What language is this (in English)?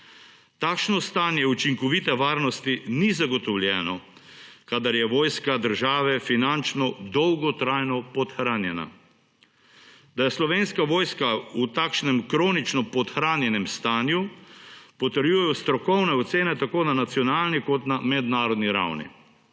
Slovenian